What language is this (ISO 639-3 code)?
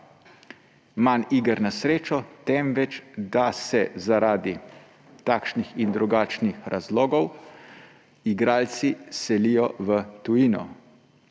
slv